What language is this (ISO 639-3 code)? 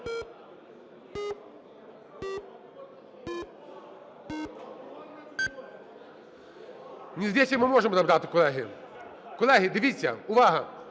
ukr